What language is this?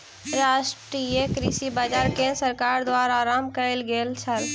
Maithili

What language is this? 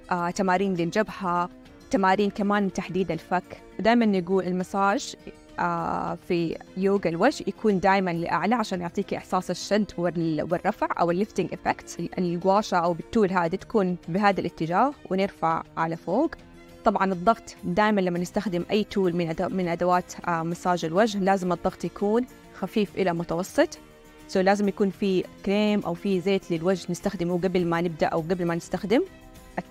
Arabic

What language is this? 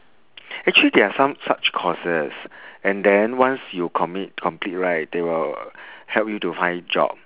English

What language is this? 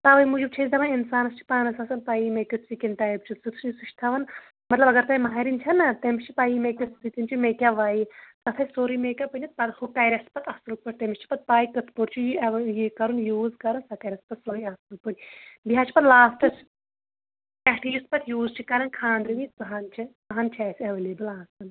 Kashmiri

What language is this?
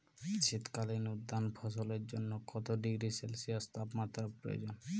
Bangla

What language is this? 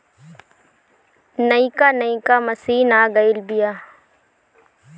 Bhojpuri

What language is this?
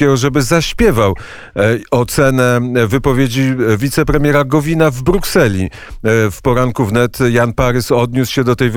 Polish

